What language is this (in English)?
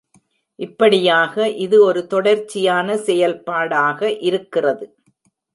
Tamil